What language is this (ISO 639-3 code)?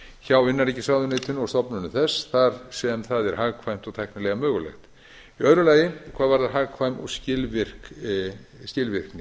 isl